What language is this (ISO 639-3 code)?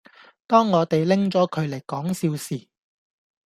yue